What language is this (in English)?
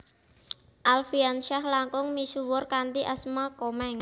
Javanese